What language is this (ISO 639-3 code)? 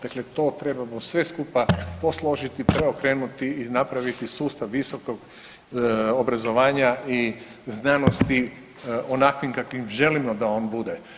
hrv